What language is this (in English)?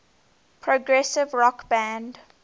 English